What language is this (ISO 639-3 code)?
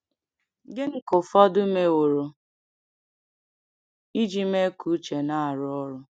ibo